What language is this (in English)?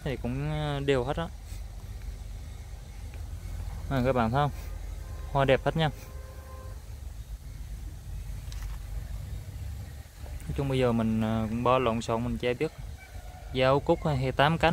Vietnamese